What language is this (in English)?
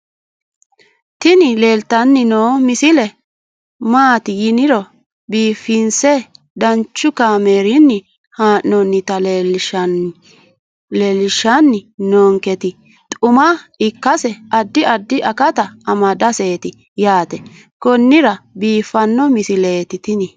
Sidamo